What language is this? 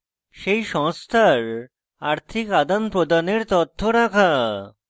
Bangla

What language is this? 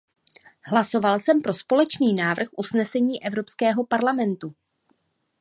Czech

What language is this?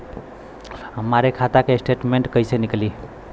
Bhojpuri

